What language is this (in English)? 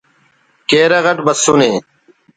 Brahui